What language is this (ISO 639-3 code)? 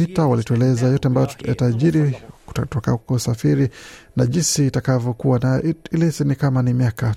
swa